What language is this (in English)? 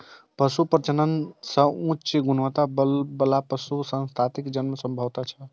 Maithili